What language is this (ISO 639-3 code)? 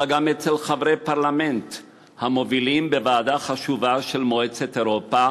heb